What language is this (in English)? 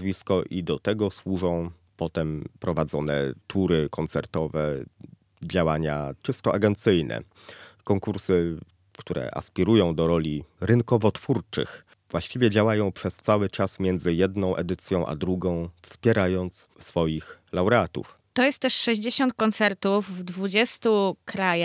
Polish